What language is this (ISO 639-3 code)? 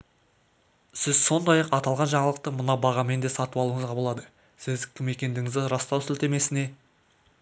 kaz